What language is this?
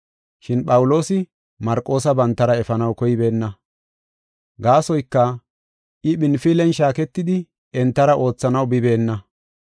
Gofa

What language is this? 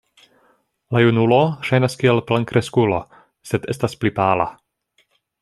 Esperanto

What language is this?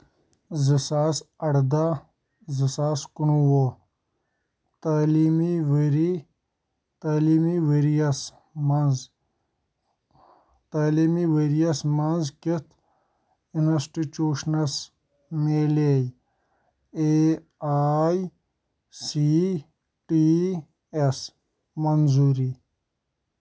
Kashmiri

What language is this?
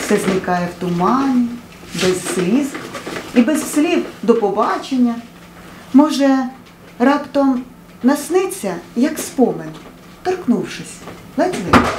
Ukrainian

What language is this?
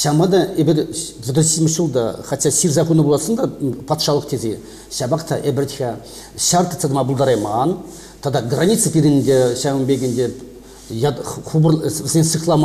Russian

